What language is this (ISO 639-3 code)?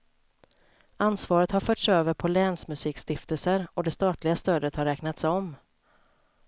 swe